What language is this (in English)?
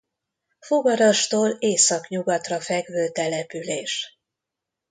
Hungarian